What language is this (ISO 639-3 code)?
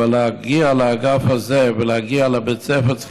heb